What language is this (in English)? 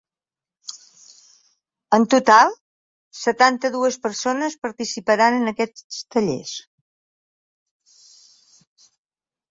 Catalan